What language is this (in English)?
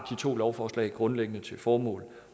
Danish